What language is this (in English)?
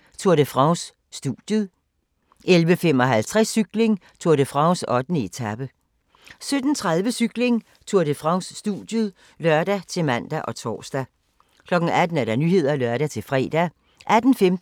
Danish